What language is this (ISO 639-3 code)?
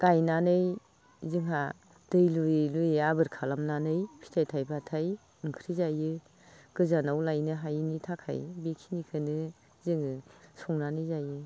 brx